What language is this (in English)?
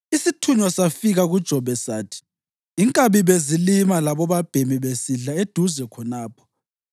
North Ndebele